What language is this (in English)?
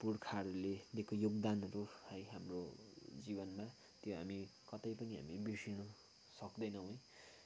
Nepali